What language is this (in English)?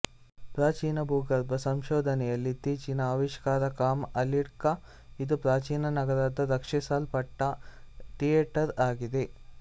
Kannada